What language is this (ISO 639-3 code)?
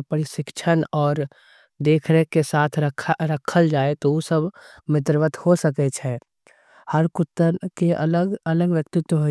anp